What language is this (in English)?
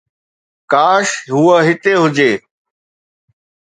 Sindhi